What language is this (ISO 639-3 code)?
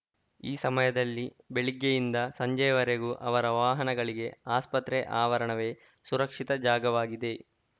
kan